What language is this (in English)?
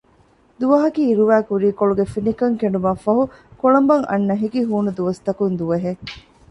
Divehi